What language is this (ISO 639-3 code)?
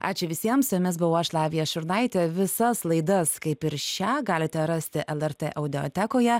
lit